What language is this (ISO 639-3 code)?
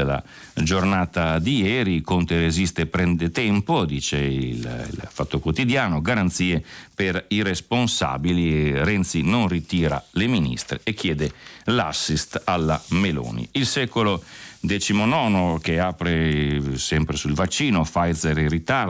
ita